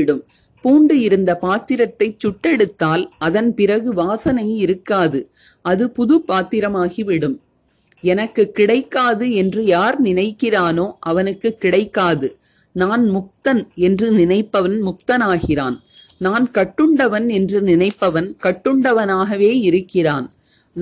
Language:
Tamil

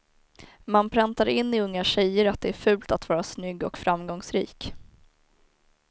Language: Swedish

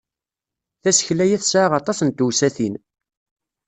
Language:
Kabyle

